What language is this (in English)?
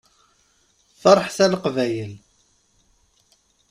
Kabyle